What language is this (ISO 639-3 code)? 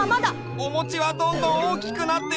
jpn